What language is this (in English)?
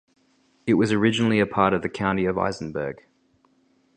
English